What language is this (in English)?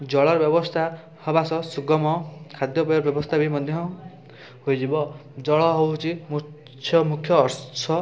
Odia